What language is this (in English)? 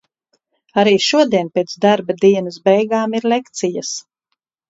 Latvian